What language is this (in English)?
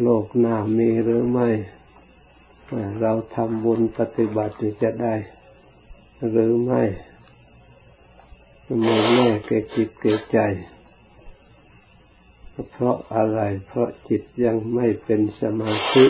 Thai